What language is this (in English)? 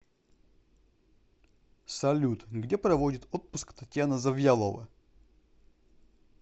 Russian